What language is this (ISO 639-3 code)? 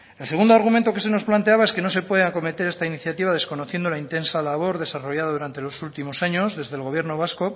spa